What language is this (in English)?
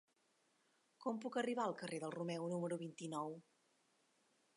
Catalan